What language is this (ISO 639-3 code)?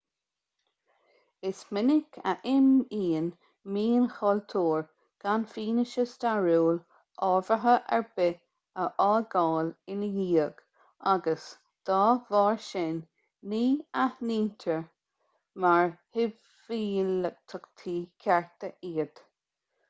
gle